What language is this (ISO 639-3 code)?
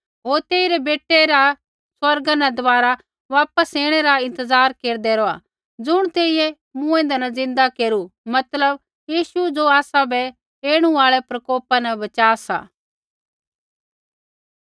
kfx